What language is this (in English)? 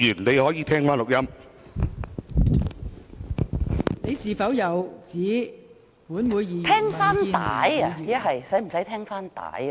Cantonese